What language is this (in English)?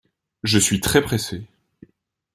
French